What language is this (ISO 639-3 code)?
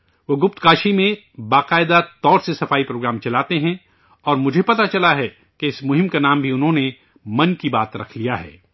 urd